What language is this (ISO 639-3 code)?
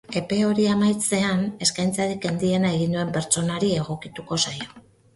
eus